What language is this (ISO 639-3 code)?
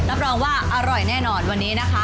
tha